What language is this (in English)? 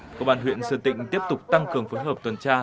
Vietnamese